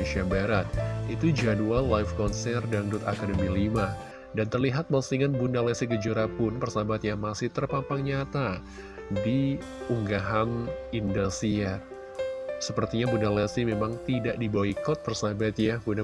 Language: Indonesian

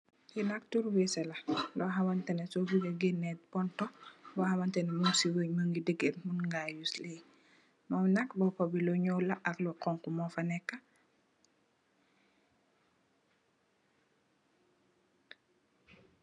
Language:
Wolof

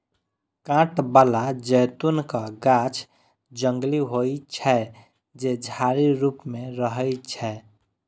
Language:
Maithili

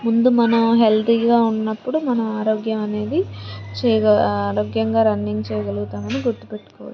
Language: Telugu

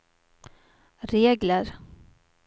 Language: Swedish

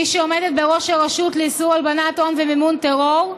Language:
Hebrew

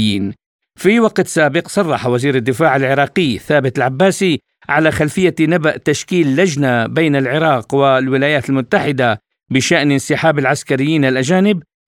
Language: Arabic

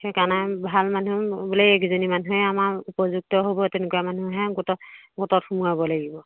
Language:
Assamese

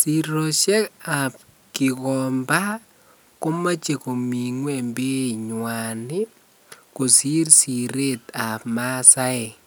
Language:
Kalenjin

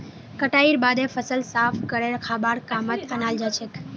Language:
Magahi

